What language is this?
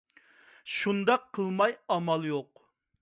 Uyghur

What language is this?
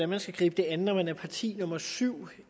Danish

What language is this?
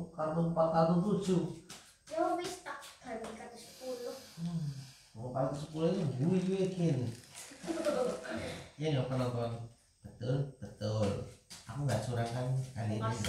Indonesian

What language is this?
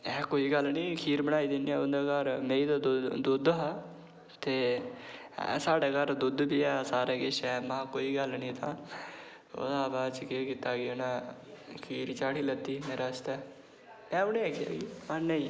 Dogri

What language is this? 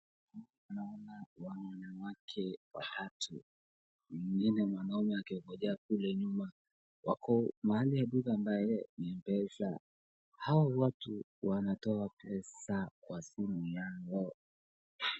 Swahili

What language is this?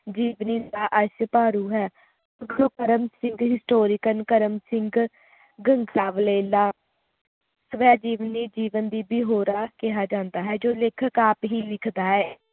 Punjabi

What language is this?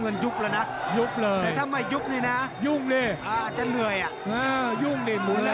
Thai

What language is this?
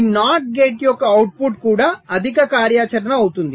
Telugu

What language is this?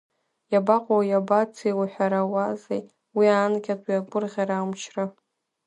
Abkhazian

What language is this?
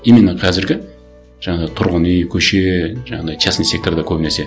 Kazakh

